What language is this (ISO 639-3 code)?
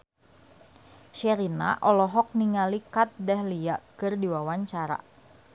sun